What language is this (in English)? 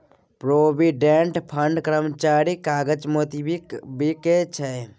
Maithili